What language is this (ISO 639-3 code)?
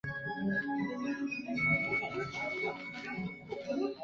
zho